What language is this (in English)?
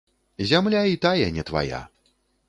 Belarusian